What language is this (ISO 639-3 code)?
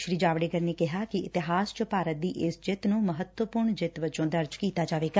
pan